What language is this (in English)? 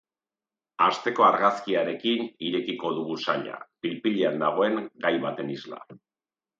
Basque